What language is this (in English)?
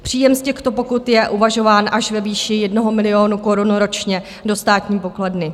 Czech